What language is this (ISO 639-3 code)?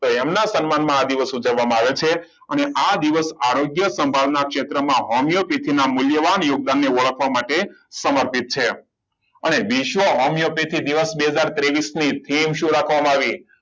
guj